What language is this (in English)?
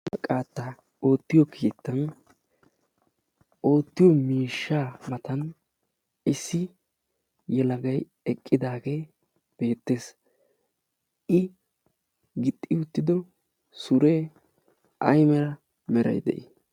Wolaytta